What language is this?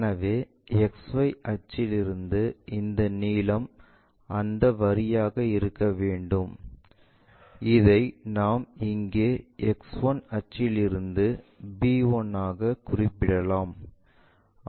Tamil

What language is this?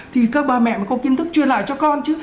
Vietnamese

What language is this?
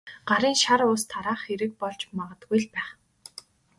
Mongolian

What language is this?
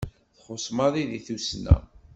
Kabyle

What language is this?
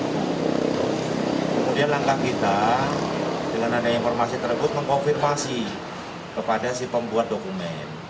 Indonesian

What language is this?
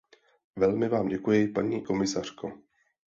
Czech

